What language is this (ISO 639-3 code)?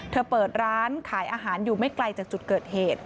tha